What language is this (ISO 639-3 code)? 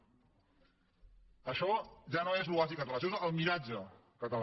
cat